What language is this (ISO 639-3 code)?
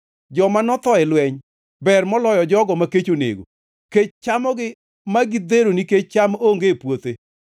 luo